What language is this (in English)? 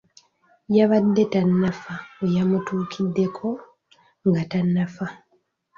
Ganda